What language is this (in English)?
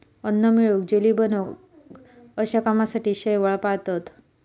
Marathi